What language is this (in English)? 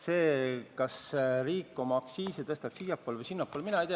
Estonian